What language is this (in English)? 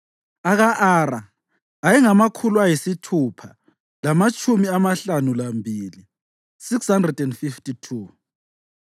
North Ndebele